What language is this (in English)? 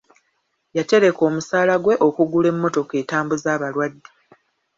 Ganda